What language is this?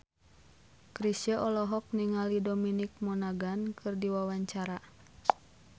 Sundanese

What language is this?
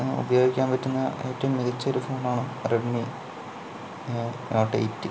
Malayalam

